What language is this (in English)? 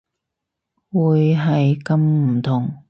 Cantonese